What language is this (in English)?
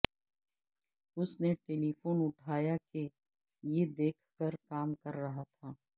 Urdu